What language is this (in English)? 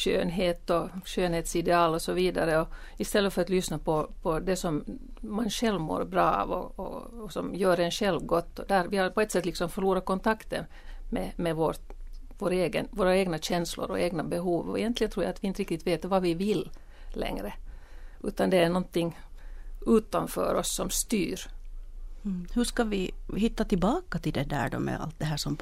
Swedish